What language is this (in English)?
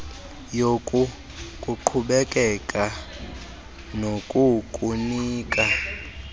Xhosa